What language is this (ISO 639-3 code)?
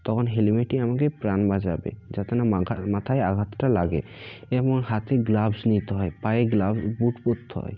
ben